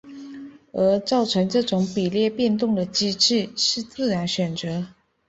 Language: Chinese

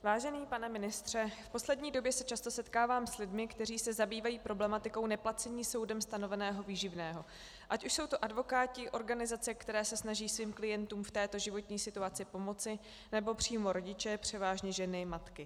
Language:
Czech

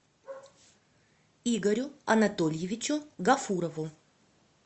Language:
Russian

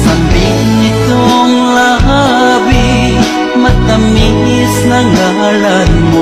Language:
Indonesian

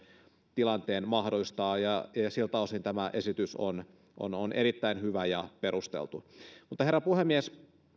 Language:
Finnish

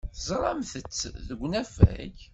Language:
Kabyle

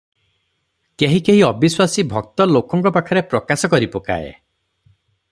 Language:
Odia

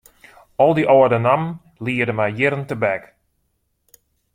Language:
Western Frisian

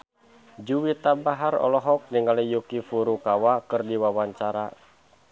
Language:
Sundanese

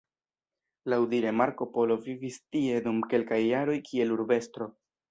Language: Esperanto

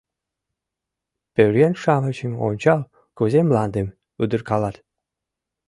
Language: Mari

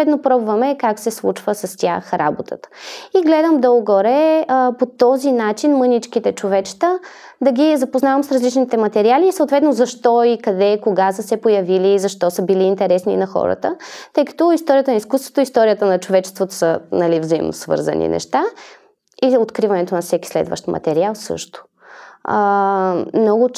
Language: Bulgarian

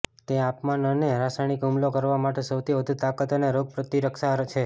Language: Gujarati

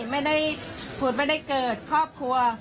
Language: Thai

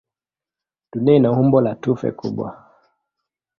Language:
Swahili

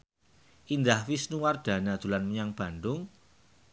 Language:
Javanese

